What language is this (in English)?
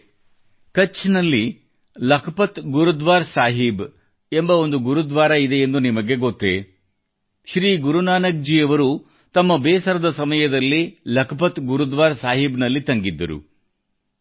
Kannada